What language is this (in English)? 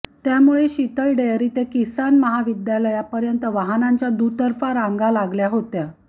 Marathi